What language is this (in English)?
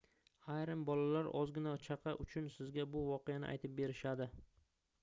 Uzbek